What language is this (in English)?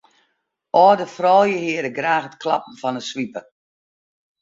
Western Frisian